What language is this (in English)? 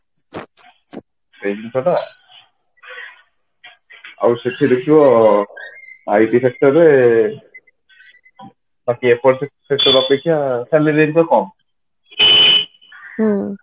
Odia